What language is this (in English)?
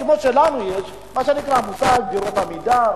Hebrew